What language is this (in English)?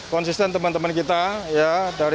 Indonesian